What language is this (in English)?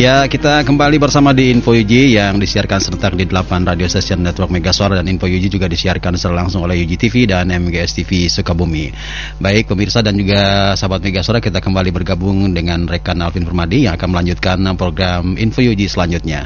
Indonesian